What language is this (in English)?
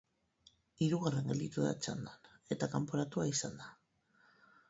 Basque